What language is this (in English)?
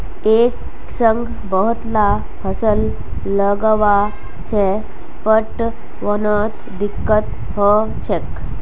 Magahi